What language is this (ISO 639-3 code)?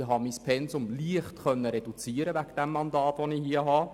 gsw